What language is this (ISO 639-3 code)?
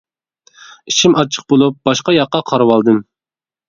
uig